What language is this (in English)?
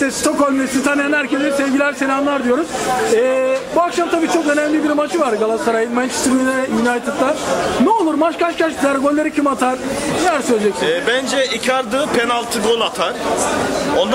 Turkish